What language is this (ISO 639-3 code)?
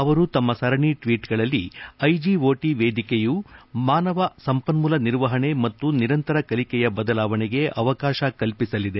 kan